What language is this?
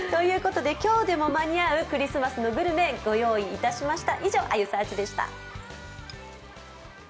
Japanese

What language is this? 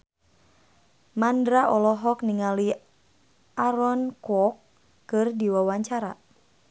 Sundanese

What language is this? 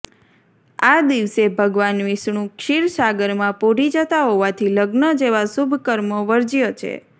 Gujarati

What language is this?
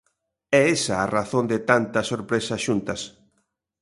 Galician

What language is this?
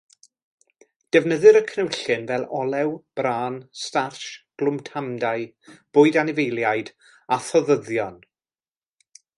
Welsh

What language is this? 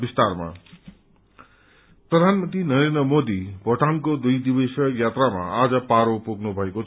Nepali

